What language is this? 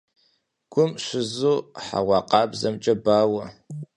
Kabardian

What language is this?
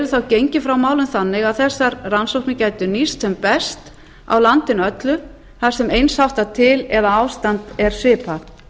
Icelandic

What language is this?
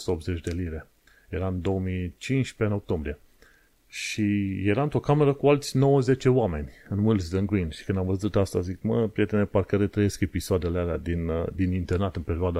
Romanian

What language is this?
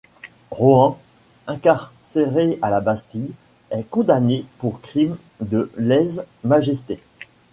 French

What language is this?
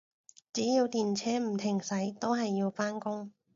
Cantonese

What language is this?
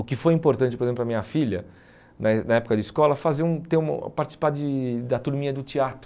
Portuguese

